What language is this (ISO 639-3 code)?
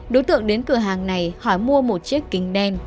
vie